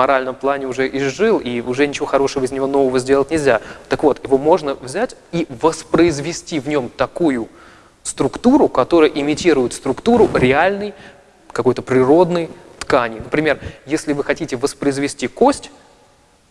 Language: Russian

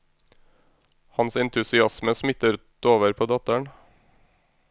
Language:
Norwegian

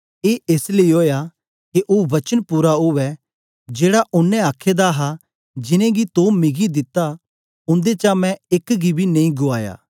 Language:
Dogri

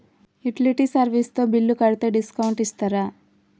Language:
Telugu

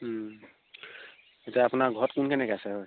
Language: Assamese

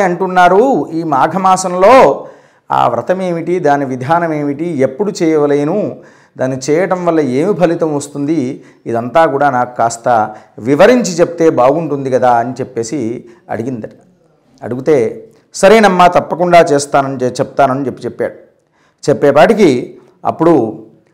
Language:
Telugu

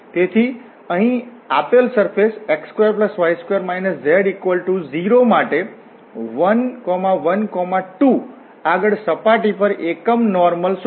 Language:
Gujarati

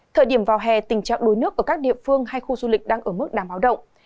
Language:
Vietnamese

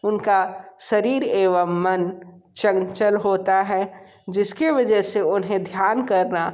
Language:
Hindi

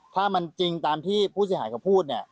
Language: Thai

